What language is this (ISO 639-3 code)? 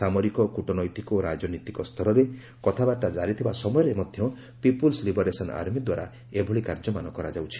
ori